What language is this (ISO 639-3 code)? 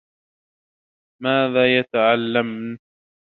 ara